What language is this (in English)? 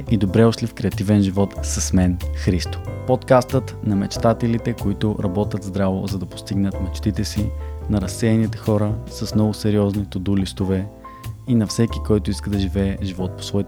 Bulgarian